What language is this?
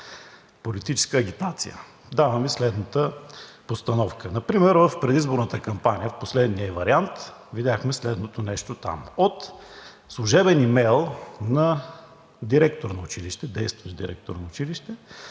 Bulgarian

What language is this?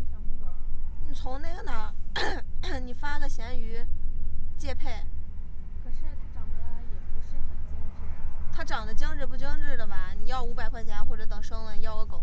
Chinese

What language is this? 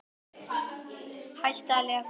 Icelandic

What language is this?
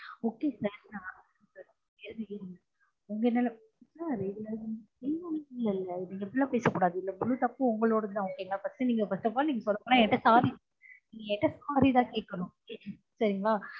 Tamil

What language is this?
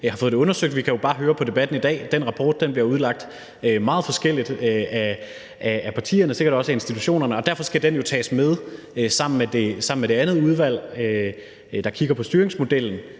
Danish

